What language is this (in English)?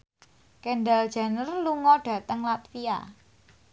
Javanese